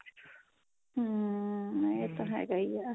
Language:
Punjabi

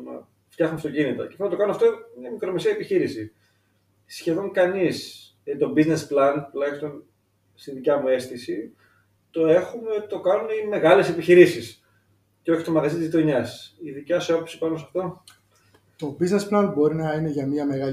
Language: Greek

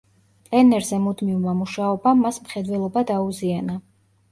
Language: Georgian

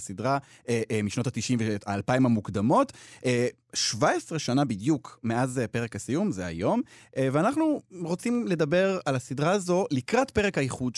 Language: Hebrew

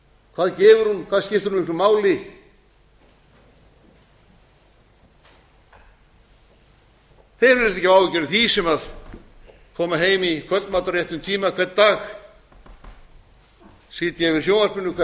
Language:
Icelandic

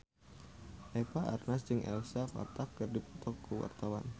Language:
Sundanese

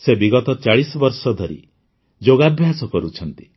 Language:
Odia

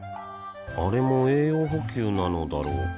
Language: Japanese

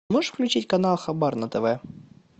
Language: Russian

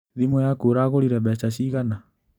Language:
Kikuyu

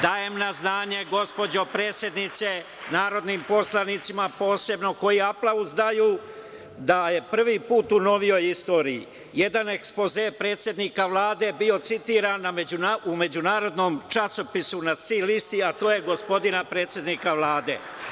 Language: Serbian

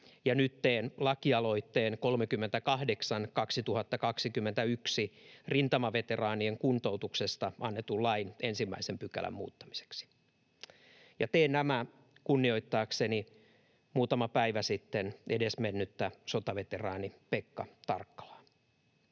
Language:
Finnish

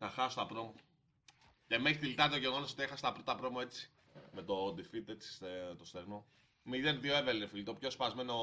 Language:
Greek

